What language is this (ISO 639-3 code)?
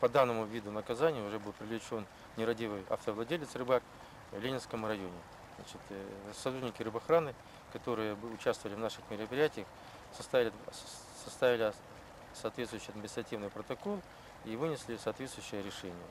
rus